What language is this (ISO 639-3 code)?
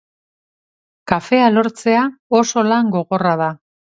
eus